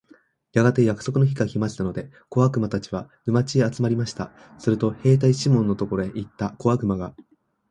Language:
Japanese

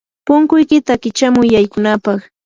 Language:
Yanahuanca Pasco Quechua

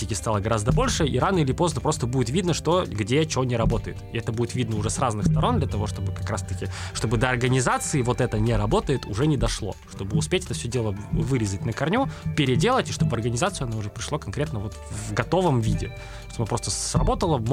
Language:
Russian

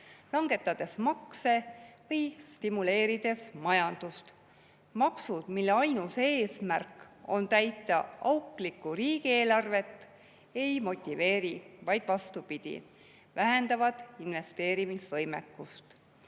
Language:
Estonian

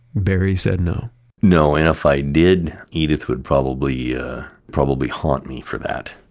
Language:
English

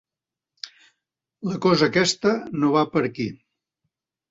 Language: Catalan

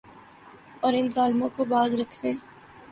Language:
Urdu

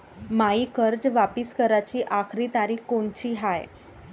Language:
Marathi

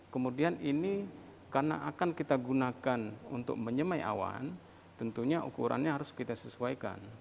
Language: Indonesian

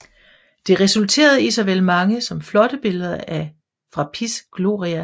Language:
Danish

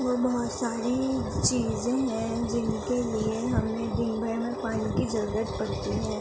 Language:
Urdu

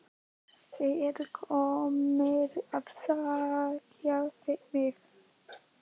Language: Icelandic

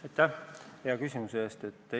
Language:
Estonian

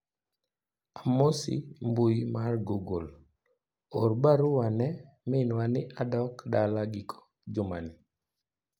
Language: Luo (Kenya and Tanzania)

